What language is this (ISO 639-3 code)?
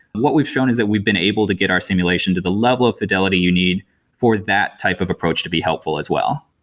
eng